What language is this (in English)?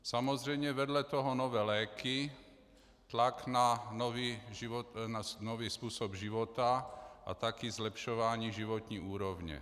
Czech